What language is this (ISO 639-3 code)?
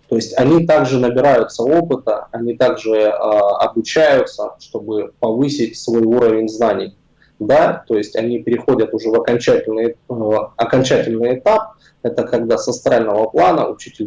rus